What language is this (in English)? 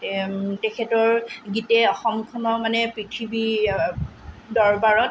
Assamese